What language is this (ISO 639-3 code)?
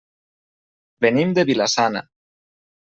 cat